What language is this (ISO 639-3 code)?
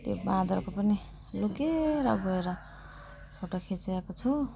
nep